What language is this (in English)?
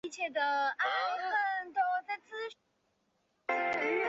Chinese